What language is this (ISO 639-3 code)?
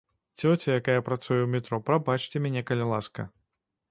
bel